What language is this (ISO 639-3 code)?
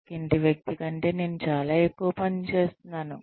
tel